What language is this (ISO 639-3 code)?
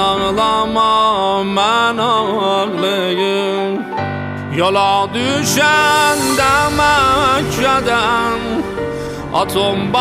fas